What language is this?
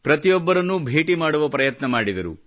Kannada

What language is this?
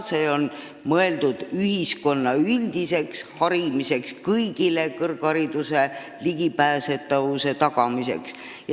Estonian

